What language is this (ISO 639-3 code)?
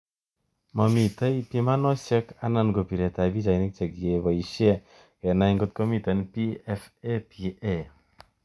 kln